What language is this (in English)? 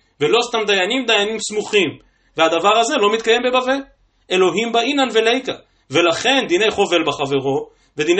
Hebrew